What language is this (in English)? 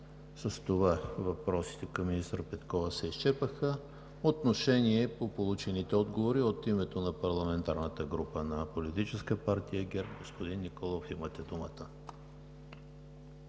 Bulgarian